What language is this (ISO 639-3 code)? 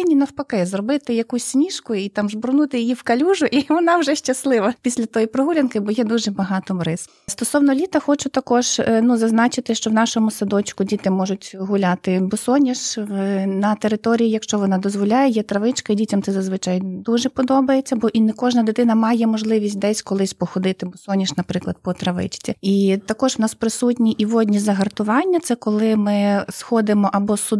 ukr